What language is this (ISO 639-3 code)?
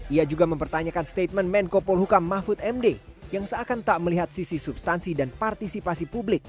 ind